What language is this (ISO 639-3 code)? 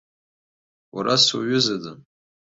abk